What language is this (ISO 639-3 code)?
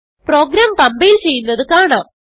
mal